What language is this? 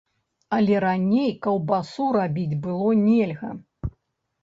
Belarusian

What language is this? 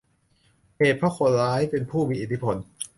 Thai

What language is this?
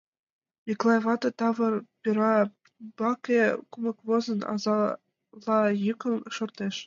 Mari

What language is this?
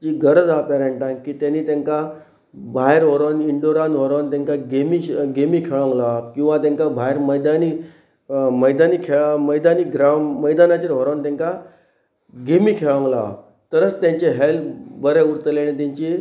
Konkani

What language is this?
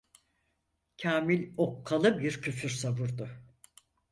Turkish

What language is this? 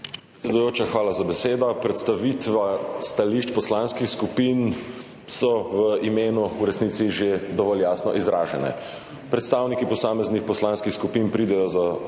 Slovenian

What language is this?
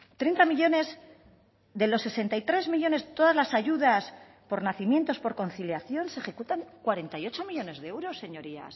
Spanish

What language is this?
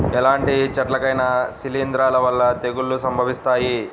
Telugu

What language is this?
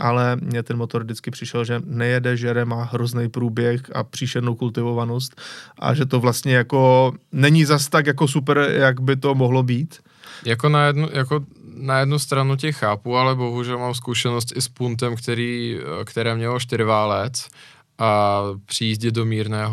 Czech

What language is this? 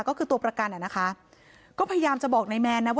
Thai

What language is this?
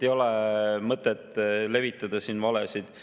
Estonian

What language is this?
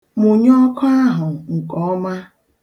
Igbo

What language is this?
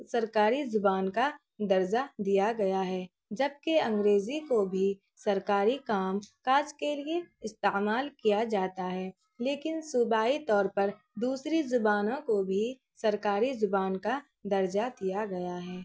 Urdu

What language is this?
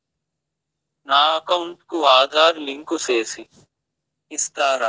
Telugu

